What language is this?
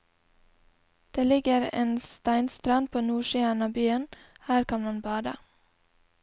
Norwegian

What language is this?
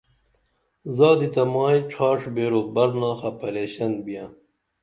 Dameli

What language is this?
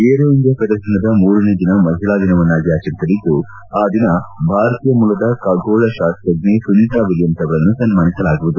Kannada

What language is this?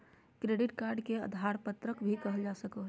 Magahi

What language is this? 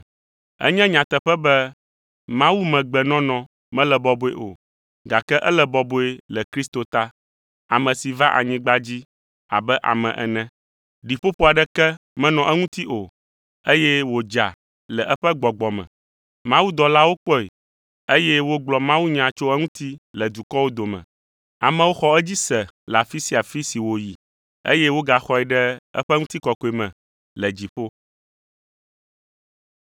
Ewe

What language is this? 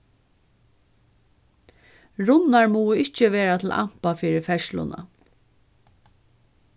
Faroese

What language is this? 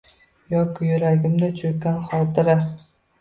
Uzbek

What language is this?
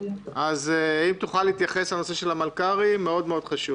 Hebrew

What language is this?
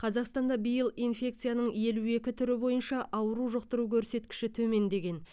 Kazakh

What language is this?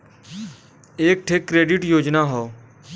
Bhojpuri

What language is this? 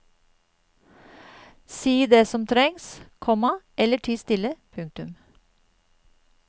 Norwegian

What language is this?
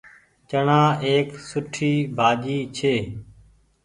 Goaria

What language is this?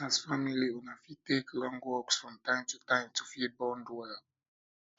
Nigerian Pidgin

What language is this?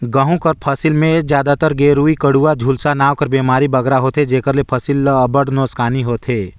Chhattisgarhi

